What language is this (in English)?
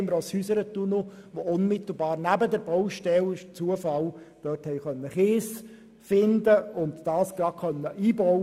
Swiss German